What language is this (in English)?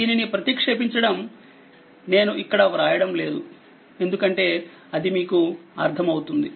Telugu